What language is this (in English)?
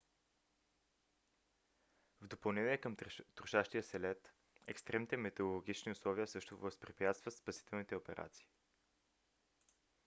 Bulgarian